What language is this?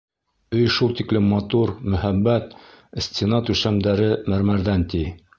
Bashkir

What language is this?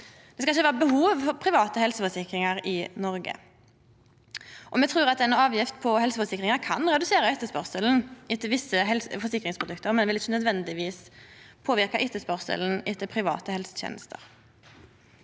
Norwegian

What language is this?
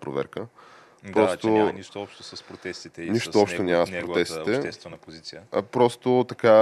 Bulgarian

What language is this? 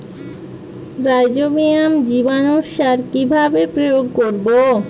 Bangla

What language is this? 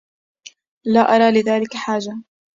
Arabic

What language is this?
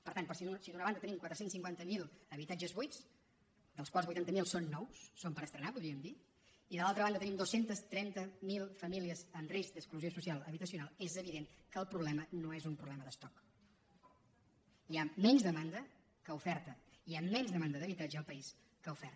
Catalan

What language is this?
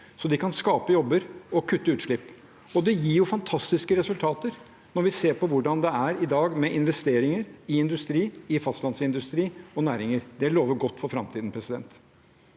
Norwegian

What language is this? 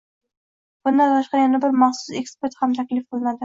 Uzbek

